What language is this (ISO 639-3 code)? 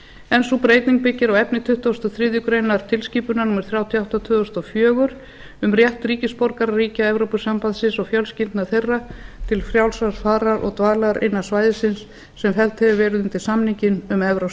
isl